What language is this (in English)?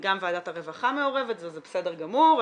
Hebrew